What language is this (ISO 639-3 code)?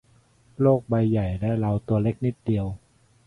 tha